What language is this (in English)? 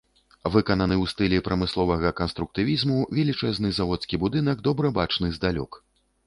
Belarusian